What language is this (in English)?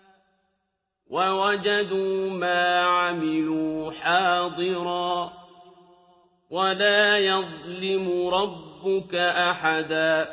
Arabic